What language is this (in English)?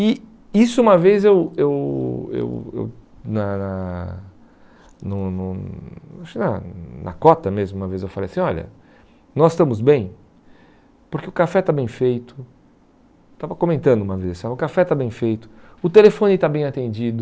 Portuguese